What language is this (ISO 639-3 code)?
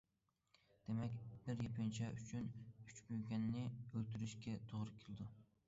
uig